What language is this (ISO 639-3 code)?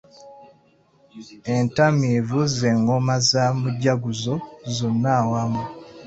lug